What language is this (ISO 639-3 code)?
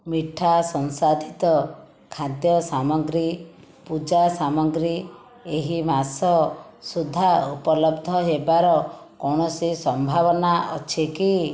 ori